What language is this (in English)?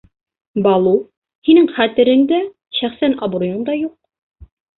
Bashkir